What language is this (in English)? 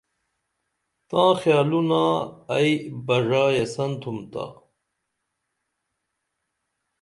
Dameli